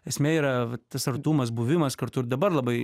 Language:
Lithuanian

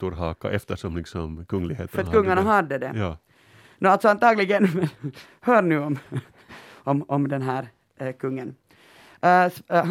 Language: Swedish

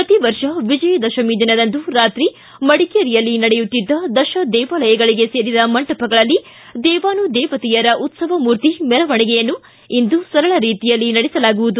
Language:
Kannada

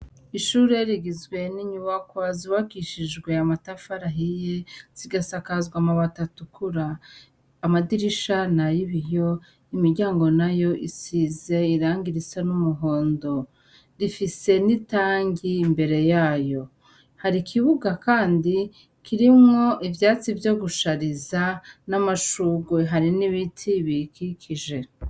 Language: Rundi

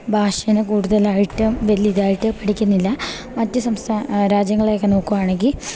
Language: Malayalam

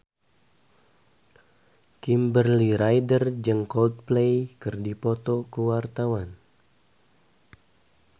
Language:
Sundanese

